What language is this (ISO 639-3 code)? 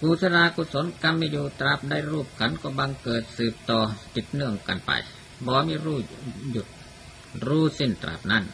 tha